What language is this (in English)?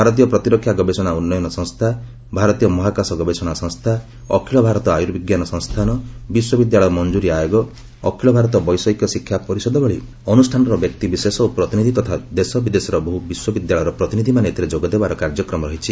Odia